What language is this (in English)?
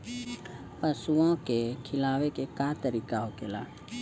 Bhojpuri